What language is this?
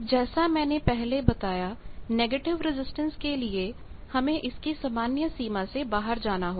Hindi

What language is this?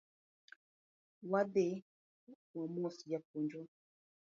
Luo (Kenya and Tanzania)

